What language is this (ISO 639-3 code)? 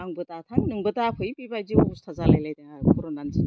brx